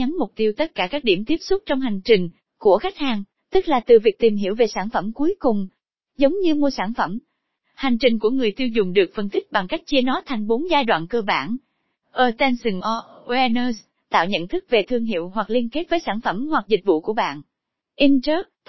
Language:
Vietnamese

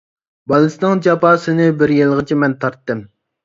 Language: Uyghur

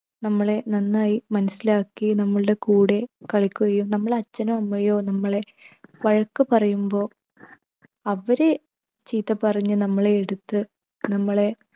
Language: Malayalam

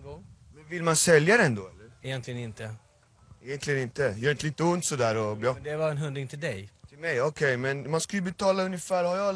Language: Swedish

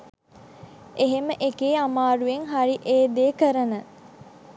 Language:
Sinhala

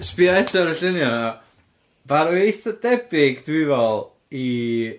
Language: Welsh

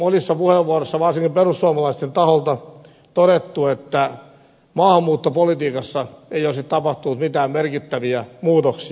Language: Finnish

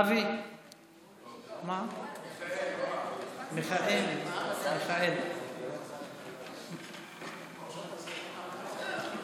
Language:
Hebrew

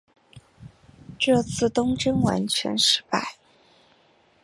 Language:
Chinese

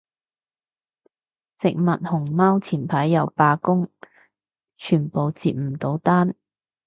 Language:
Cantonese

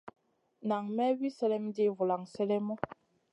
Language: Masana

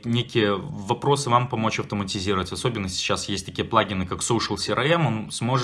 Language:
Russian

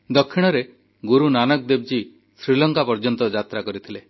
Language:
Odia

